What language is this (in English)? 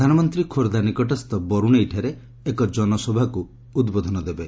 Odia